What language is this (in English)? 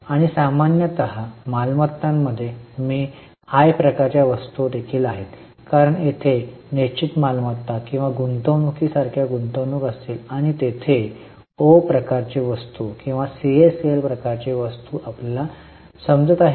Marathi